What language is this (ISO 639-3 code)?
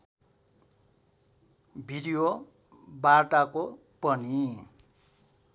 nep